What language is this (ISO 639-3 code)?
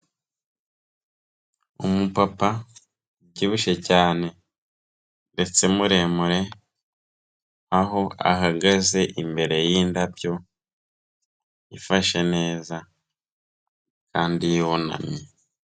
kin